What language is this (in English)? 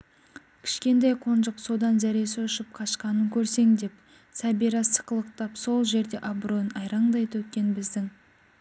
Kazakh